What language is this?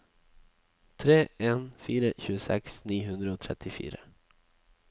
Norwegian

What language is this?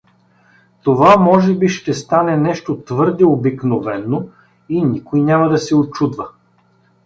Bulgarian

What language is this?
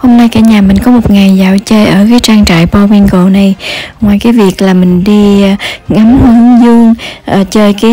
Vietnamese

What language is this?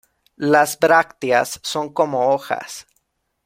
Spanish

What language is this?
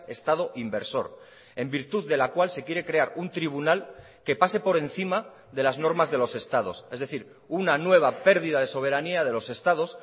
Spanish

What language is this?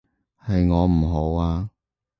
Cantonese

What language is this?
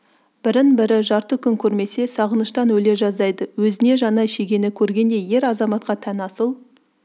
Kazakh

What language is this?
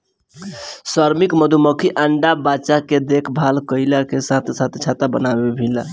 Bhojpuri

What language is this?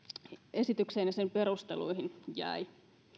Finnish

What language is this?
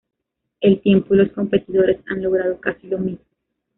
Spanish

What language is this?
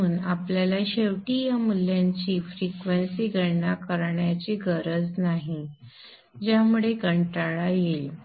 Marathi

